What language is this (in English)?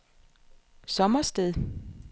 Danish